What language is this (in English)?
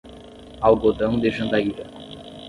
Portuguese